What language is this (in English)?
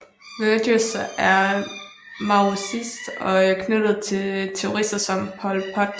Danish